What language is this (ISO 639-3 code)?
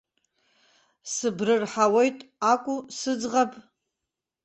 abk